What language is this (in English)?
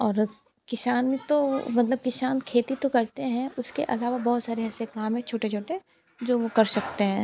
Hindi